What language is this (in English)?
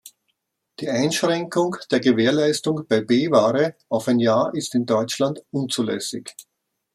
German